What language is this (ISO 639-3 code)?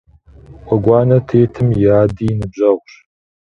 kbd